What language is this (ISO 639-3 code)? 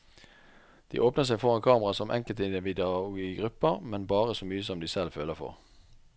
nor